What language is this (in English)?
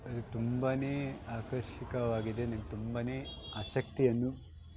Kannada